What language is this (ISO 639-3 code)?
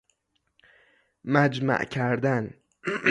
fas